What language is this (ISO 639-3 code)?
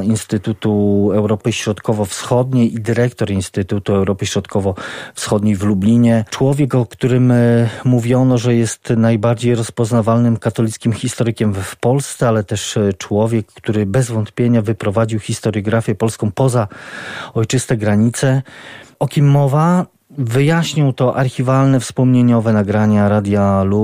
pol